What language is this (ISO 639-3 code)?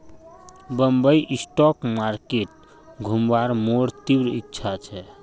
mag